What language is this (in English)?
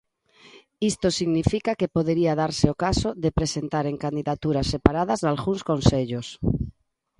Galician